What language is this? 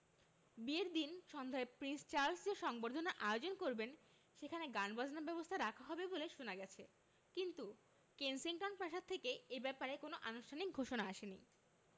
Bangla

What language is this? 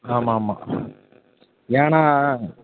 Tamil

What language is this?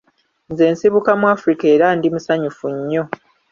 Ganda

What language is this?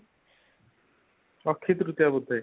Odia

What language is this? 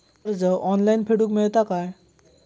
Marathi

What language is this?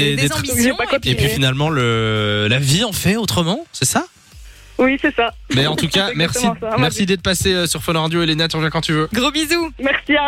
French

